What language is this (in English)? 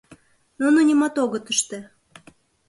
Mari